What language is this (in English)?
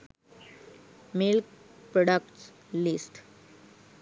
Sinhala